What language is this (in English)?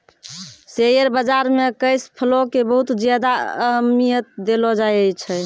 Maithili